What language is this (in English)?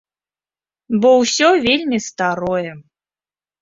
Belarusian